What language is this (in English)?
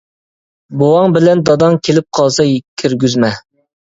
Uyghur